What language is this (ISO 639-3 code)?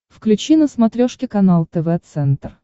rus